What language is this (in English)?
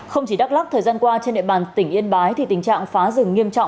Vietnamese